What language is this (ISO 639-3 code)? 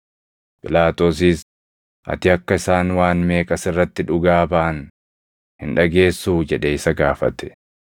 orm